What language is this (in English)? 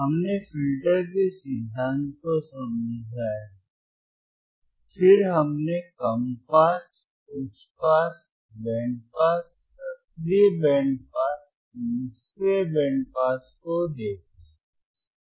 Hindi